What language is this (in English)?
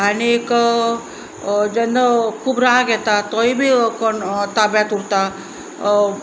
Konkani